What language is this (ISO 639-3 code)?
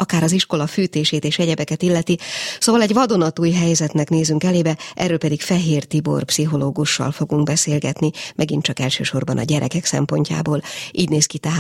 hun